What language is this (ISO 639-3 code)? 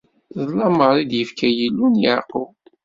kab